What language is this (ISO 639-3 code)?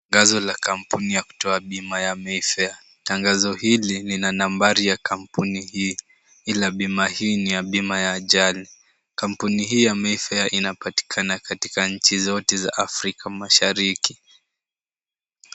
swa